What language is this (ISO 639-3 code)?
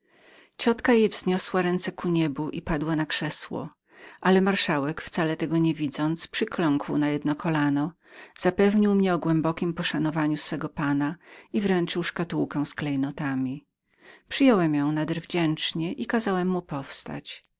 pol